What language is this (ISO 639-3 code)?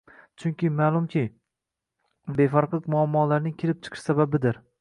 uzb